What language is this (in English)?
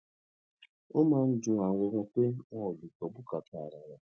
Yoruba